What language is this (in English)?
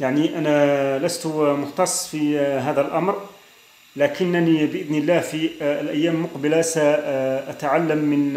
Arabic